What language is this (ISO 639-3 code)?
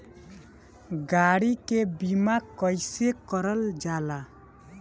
bho